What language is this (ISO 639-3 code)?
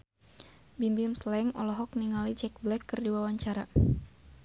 sun